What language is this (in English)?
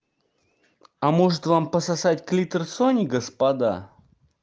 Russian